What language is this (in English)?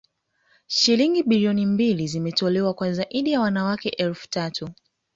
Swahili